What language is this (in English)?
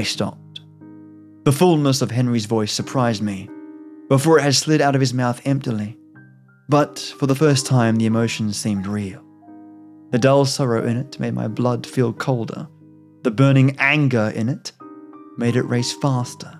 English